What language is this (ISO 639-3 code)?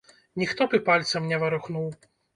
bel